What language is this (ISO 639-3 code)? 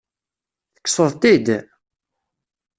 kab